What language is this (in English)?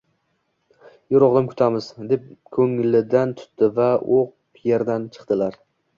Uzbek